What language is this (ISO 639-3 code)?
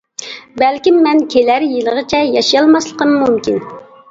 uig